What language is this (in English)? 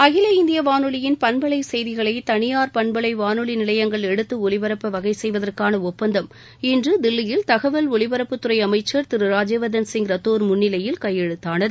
Tamil